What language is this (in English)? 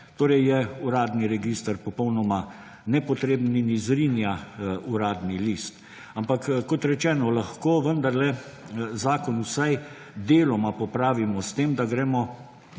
Slovenian